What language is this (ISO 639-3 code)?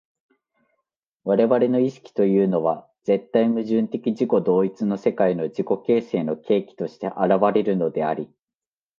jpn